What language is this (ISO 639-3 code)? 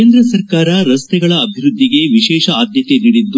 kan